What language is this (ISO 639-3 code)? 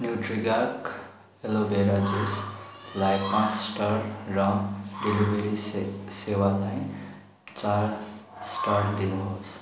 nep